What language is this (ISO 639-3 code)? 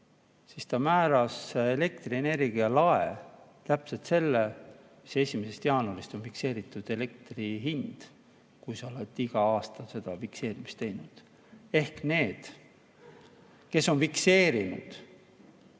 est